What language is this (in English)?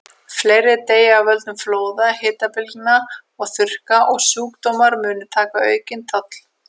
Icelandic